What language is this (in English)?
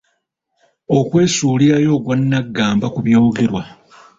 Ganda